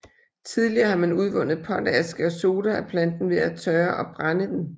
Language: Danish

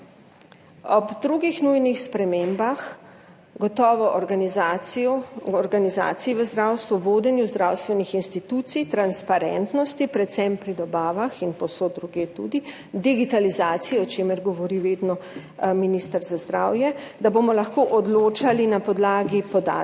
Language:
Slovenian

